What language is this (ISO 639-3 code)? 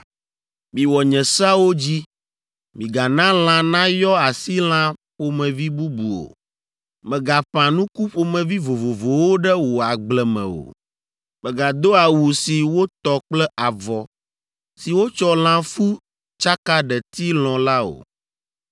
ewe